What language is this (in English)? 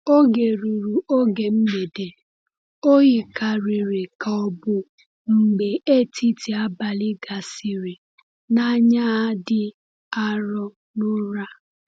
Igbo